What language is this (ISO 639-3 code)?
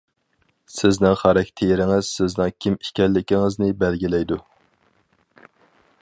uig